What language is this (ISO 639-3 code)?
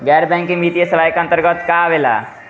bho